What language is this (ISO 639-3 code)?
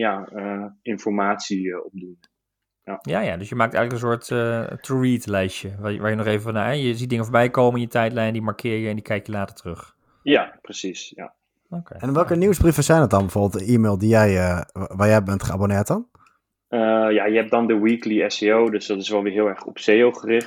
nld